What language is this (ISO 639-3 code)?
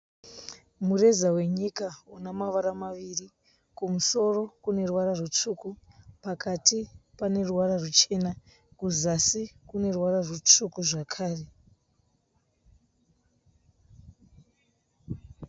sna